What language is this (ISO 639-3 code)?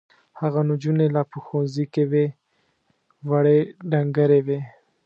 pus